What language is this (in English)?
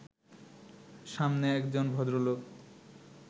Bangla